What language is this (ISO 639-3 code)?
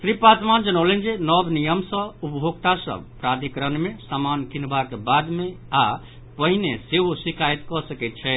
mai